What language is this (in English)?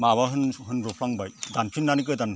Bodo